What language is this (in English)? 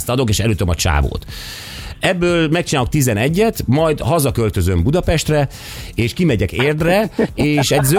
Hungarian